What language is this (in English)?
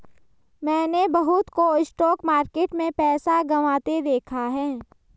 Hindi